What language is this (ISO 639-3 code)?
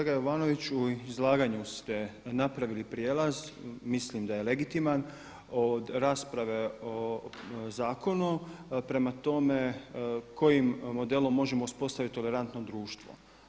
hrv